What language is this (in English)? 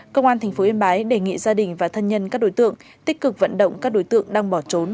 Vietnamese